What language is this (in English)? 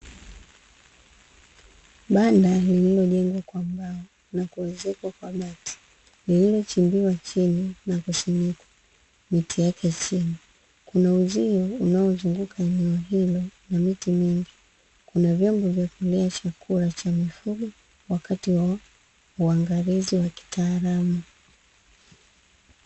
Swahili